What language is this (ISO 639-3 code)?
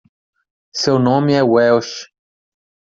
por